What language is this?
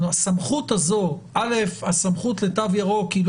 Hebrew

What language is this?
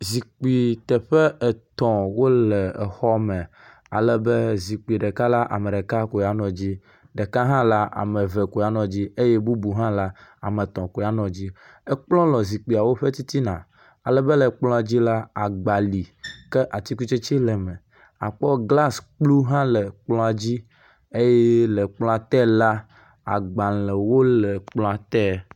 Ewe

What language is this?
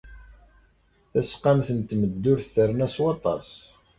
Kabyle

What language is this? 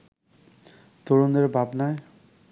Bangla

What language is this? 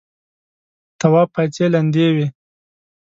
Pashto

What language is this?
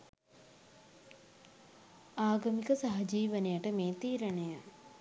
Sinhala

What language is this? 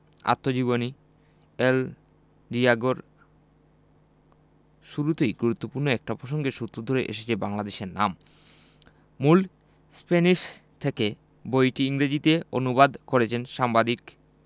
Bangla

